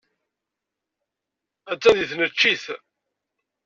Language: Kabyle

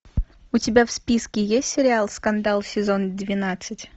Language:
Russian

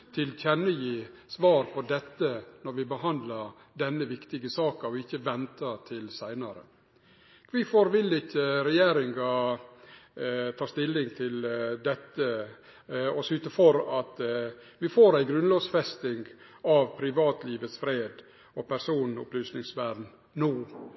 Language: Norwegian Nynorsk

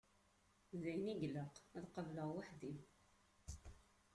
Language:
Kabyle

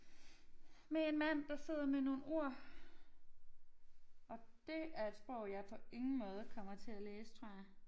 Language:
Danish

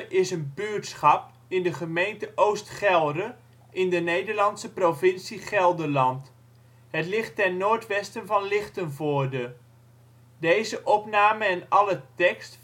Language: Dutch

